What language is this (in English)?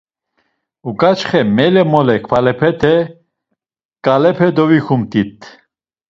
Laz